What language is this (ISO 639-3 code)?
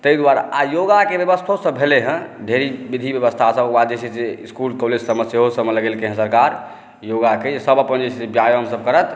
mai